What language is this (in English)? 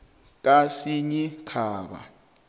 South Ndebele